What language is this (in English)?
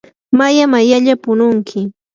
Yanahuanca Pasco Quechua